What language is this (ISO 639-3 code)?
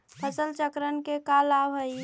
mag